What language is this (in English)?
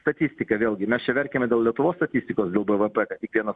Lithuanian